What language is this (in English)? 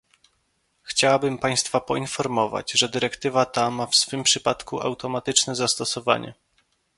Polish